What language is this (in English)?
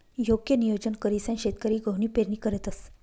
Marathi